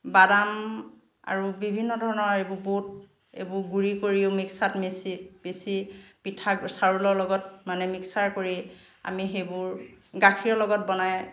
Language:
Assamese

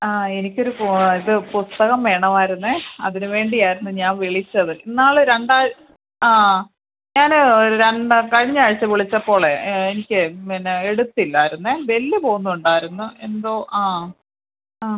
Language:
Malayalam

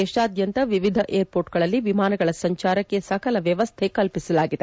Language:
Kannada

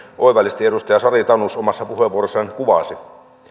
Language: Finnish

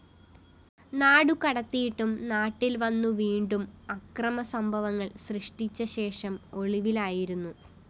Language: Malayalam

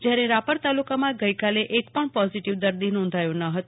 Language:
Gujarati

